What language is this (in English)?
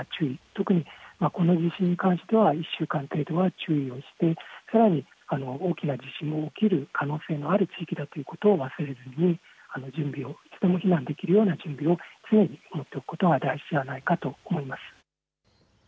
Japanese